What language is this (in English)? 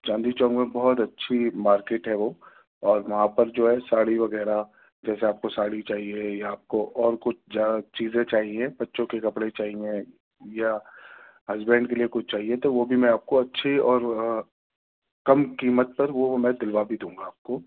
Urdu